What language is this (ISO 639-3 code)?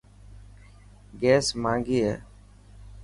mki